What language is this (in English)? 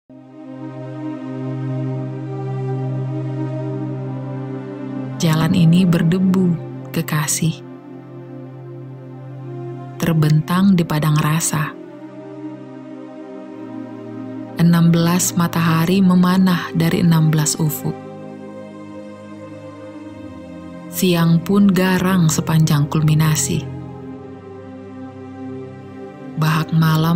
Indonesian